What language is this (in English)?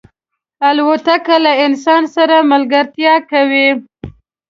Pashto